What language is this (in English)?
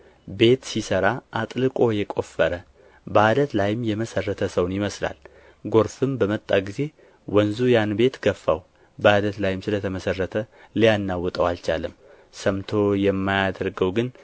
Amharic